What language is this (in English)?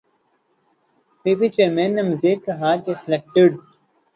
Urdu